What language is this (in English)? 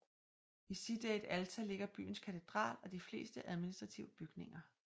Danish